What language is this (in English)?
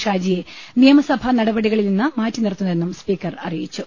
Malayalam